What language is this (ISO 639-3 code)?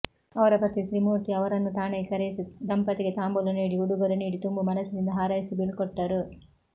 kan